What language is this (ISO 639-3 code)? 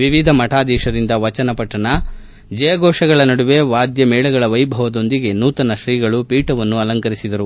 kan